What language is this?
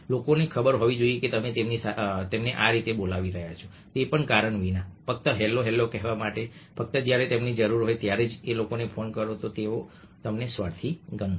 Gujarati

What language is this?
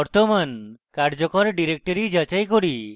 Bangla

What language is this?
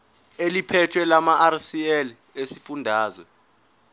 Zulu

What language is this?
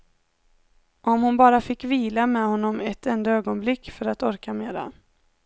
Swedish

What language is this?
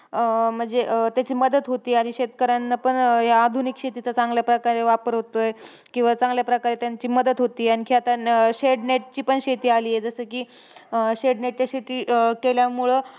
Marathi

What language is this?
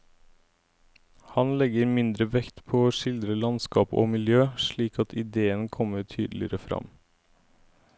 Norwegian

